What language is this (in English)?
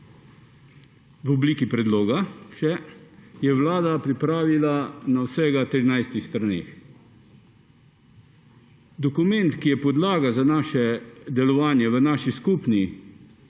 Slovenian